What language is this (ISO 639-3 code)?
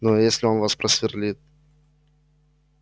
rus